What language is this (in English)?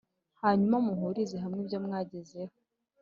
Kinyarwanda